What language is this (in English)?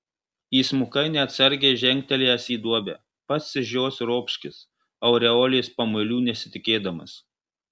Lithuanian